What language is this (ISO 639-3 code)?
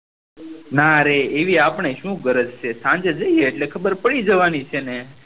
guj